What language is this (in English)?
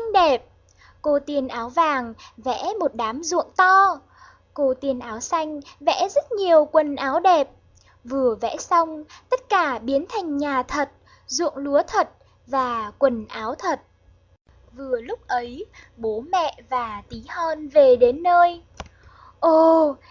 Vietnamese